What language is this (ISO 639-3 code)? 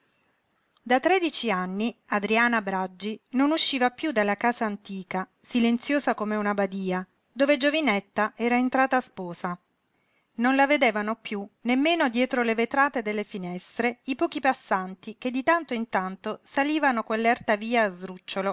ita